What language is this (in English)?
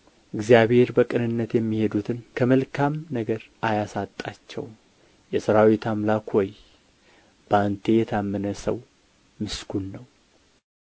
Amharic